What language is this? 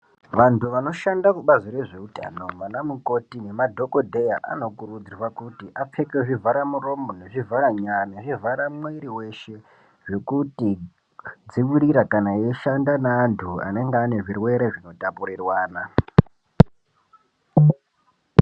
Ndau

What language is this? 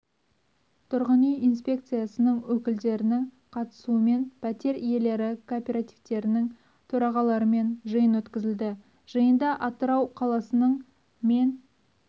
Kazakh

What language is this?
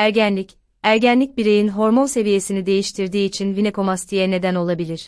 Turkish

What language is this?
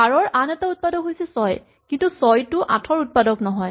Assamese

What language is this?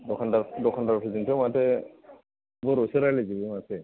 Bodo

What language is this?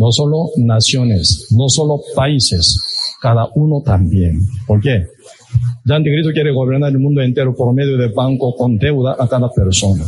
Spanish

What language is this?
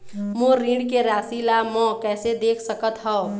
Chhattisgarhi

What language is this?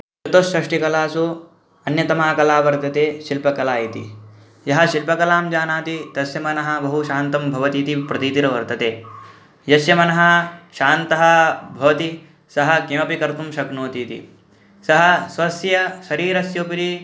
Sanskrit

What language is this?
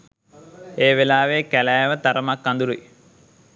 Sinhala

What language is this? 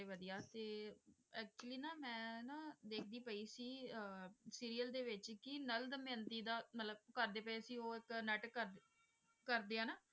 Punjabi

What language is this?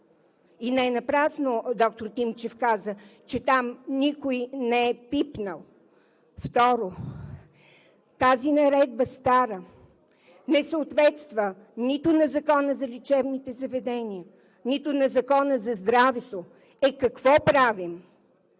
Bulgarian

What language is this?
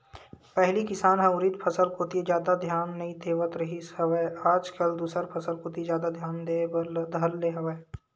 Chhattisgarhi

